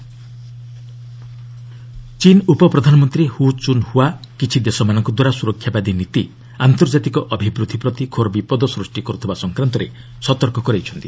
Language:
Odia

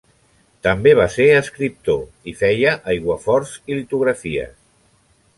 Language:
Catalan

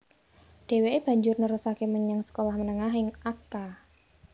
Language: Javanese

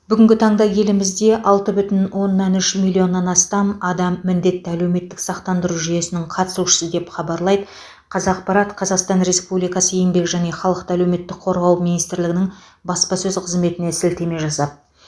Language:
Kazakh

